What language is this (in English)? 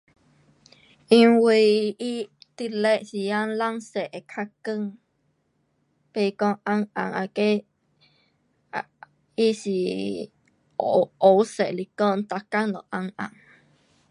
Pu-Xian Chinese